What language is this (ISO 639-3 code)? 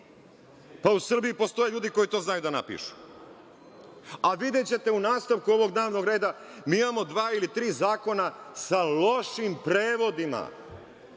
srp